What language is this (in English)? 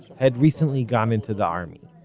English